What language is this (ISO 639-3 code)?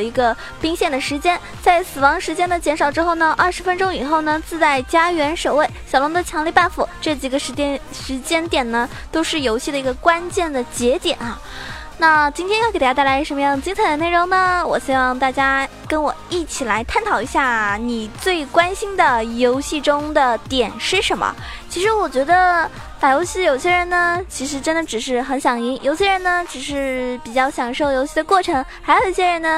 zho